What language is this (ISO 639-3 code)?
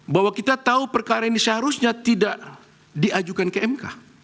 ind